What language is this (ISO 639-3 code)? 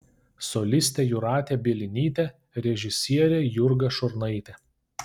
lit